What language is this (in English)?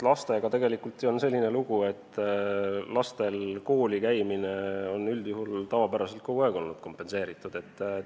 Estonian